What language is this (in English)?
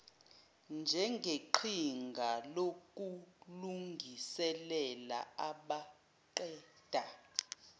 Zulu